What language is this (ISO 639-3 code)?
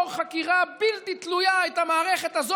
heb